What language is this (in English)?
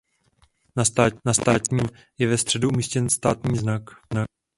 Czech